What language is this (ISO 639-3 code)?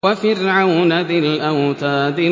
ara